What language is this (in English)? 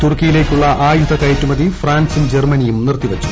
Malayalam